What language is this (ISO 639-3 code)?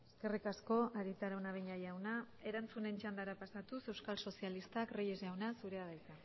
eus